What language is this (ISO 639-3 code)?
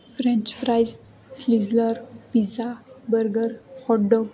guj